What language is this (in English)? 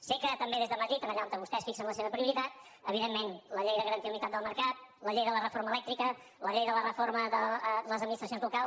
Catalan